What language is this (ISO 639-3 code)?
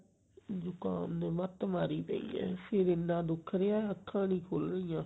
pan